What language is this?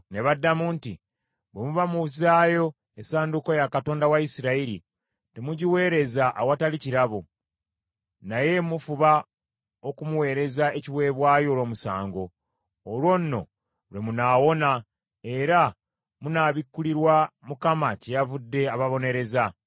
Ganda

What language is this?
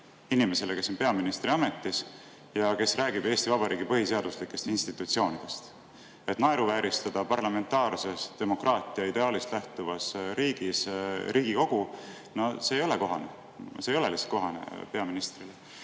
Estonian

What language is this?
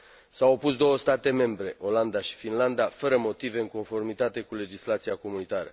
Romanian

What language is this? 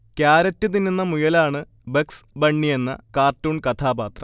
Malayalam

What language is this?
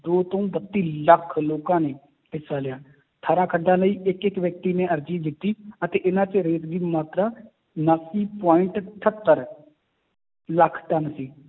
Punjabi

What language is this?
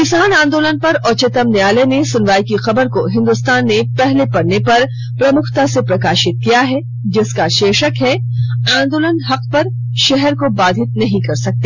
Hindi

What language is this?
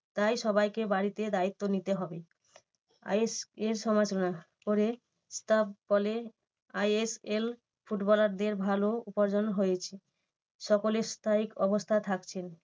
Bangla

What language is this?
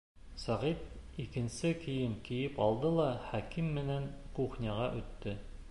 Bashkir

